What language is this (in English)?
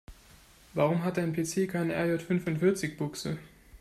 German